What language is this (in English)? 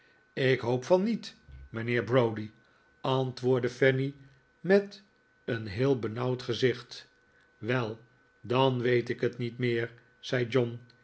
Dutch